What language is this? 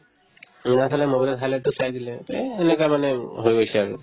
Assamese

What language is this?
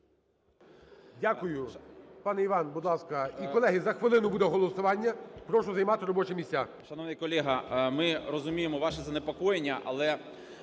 Ukrainian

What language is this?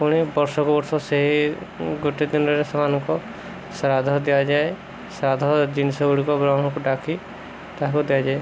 Odia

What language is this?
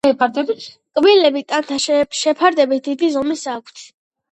Georgian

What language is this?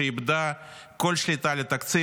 Hebrew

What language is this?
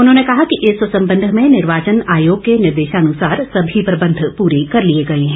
Hindi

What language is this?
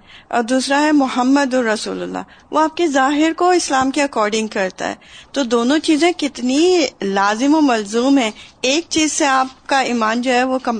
Urdu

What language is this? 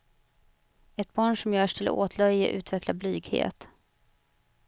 Swedish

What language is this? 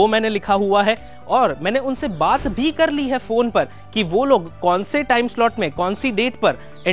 Hindi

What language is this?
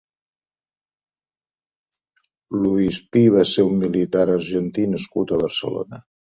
Catalan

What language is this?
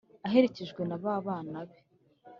Kinyarwanda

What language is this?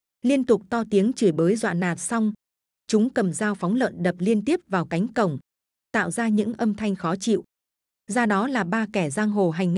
Vietnamese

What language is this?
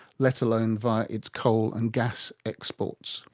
English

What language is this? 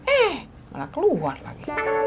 Indonesian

